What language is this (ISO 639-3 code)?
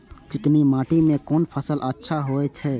mai